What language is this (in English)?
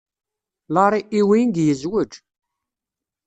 Kabyle